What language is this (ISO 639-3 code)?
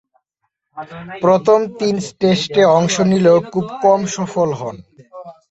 ben